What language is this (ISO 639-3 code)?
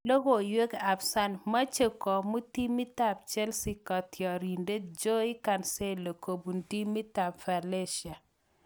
kln